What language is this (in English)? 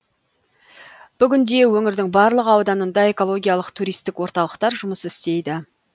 Kazakh